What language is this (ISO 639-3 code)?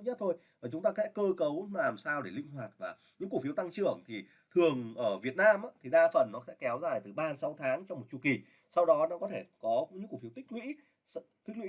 vie